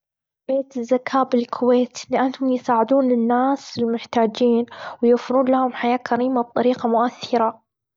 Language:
Gulf Arabic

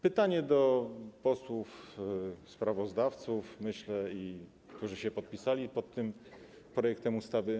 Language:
Polish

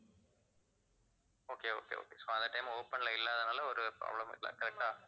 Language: Tamil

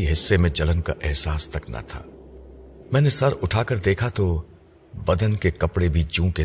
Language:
Urdu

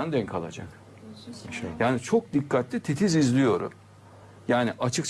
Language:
Turkish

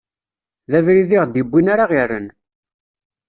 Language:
Kabyle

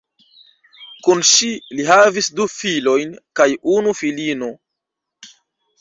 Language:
Esperanto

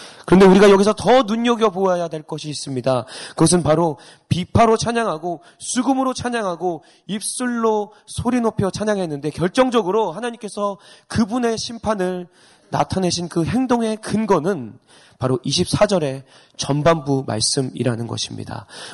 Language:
Korean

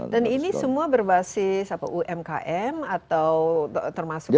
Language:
Indonesian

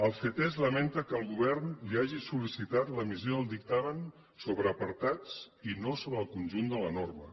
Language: Catalan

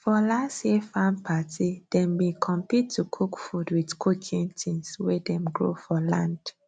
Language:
Nigerian Pidgin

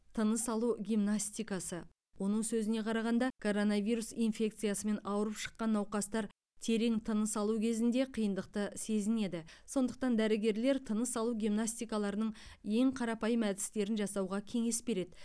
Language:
Kazakh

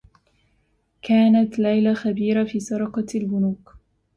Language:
Arabic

